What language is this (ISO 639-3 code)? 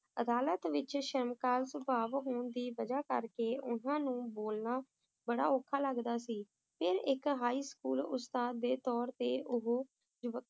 pan